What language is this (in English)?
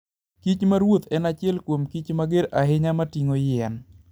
Luo (Kenya and Tanzania)